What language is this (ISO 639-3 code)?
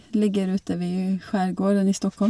nor